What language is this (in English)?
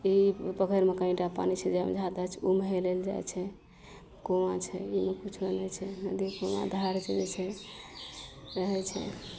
Maithili